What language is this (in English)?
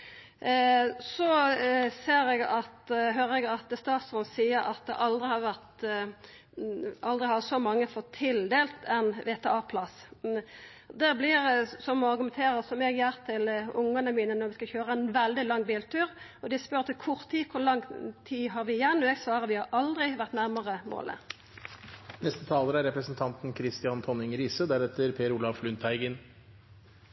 Norwegian